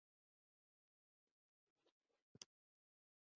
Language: Chinese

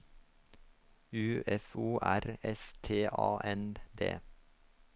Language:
Norwegian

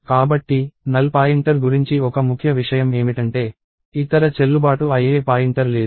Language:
Telugu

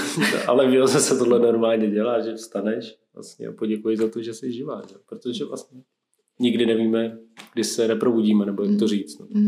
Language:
Czech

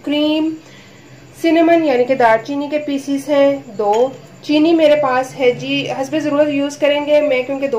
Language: Hindi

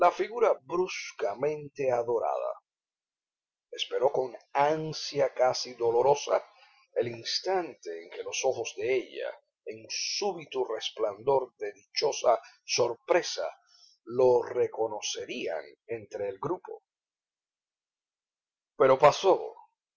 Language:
Spanish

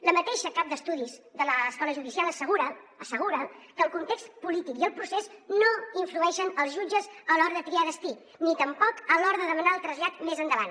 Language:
Catalan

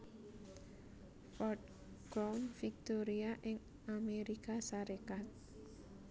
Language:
Javanese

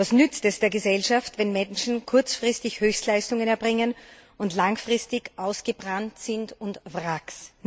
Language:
German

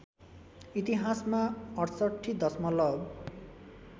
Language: Nepali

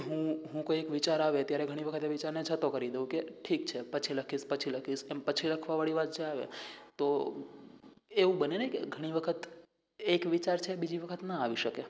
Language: Gujarati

